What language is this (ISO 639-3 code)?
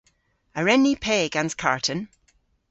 cor